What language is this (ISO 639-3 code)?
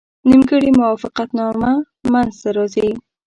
pus